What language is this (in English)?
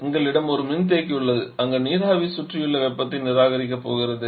Tamil